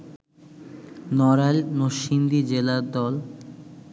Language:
Bangla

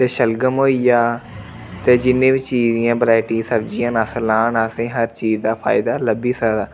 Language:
Dogri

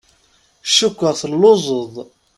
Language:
Kabyle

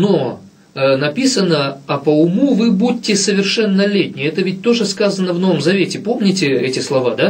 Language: Russian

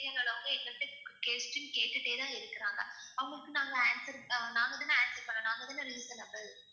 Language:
Tamil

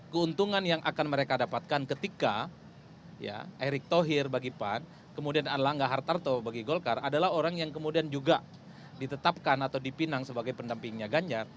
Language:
Indonesian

